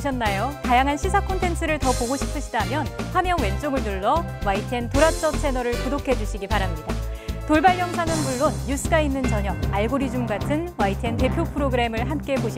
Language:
Korean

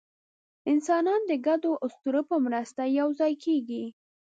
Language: Pashto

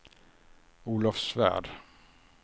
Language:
Swedish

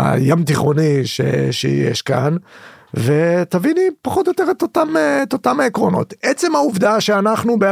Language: Hebrew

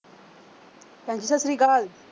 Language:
Punjabi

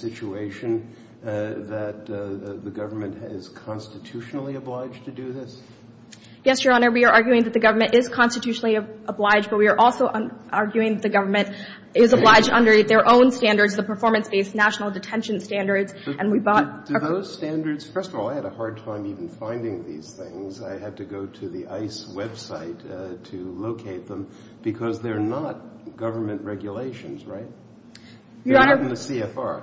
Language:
English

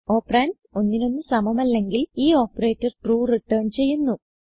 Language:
Malayalam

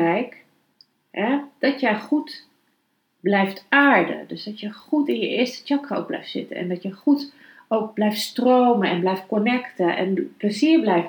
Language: Dutch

